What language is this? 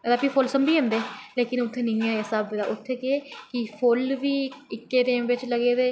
Dogri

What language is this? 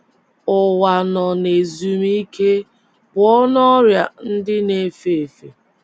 Igbo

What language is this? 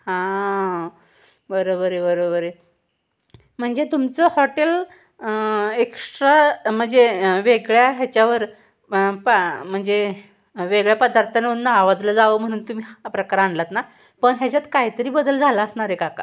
Marathi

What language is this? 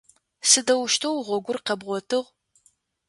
Adyghe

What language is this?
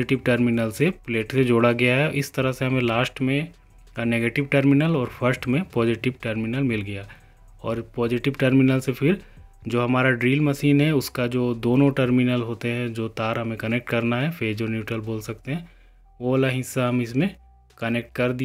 Hindi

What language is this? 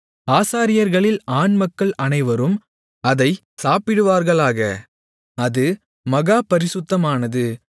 Tamil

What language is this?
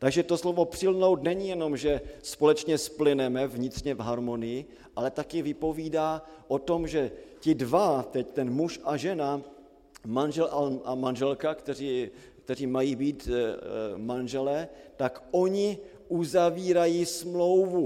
Czech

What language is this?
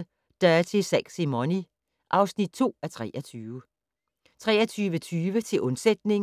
Danish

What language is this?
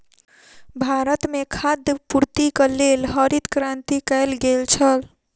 Maithili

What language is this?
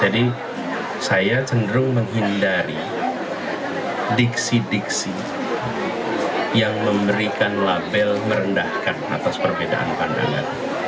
Indonesian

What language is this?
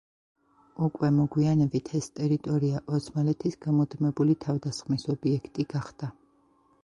Georgian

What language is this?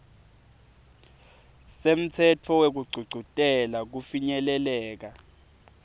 Swati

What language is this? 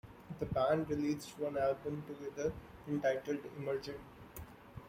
English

